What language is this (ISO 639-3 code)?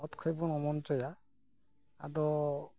sat